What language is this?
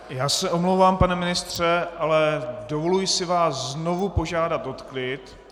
Czech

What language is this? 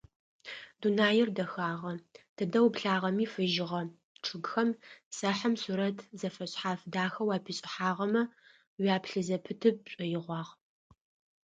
Adyghe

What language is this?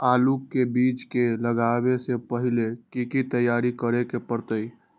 Magahi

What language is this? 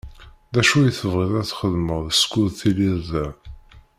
Kabyle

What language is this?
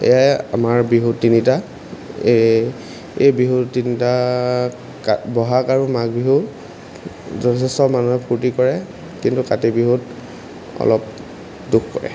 Assamese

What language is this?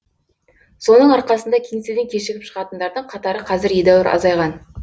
Kazakh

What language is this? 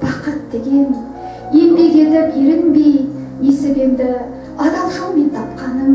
Turkish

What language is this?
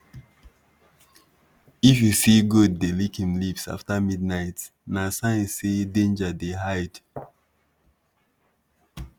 Nigerian Pidgin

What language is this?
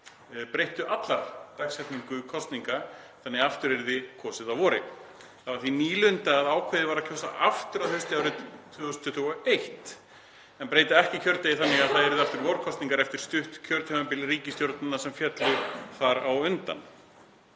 Icelandic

